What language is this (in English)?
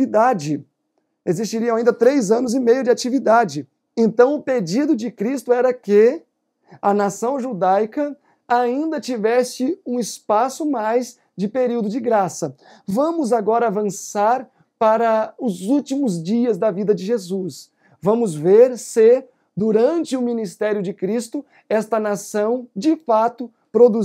Portuguese